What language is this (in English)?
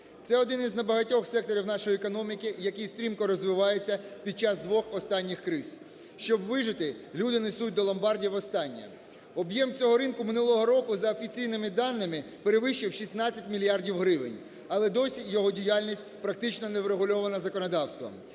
Ukrainian